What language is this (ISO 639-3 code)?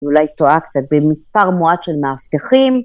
heb